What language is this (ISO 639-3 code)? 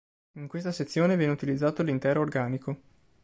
ita